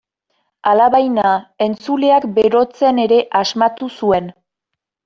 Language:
Basque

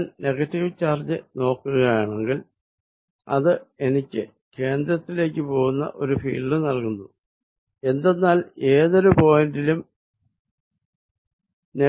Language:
Malayalam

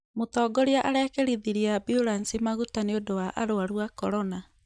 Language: Kikuyu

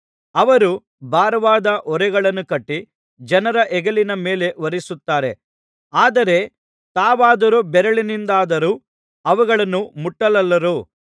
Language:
Kannada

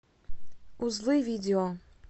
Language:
Russian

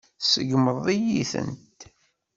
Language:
Kabyle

